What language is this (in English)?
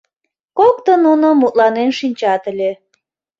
Mari